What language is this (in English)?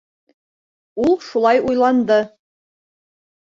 Bashkir